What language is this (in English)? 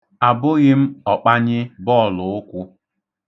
Igbo